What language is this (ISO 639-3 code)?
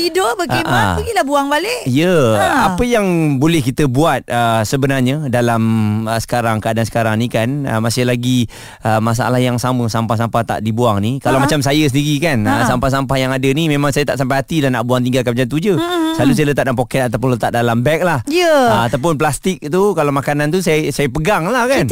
msa